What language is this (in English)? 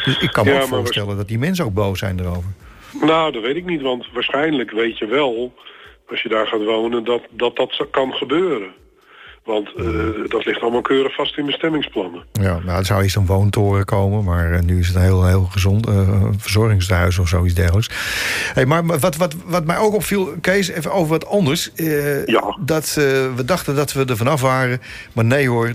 Dutch